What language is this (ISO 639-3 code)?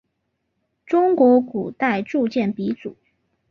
zho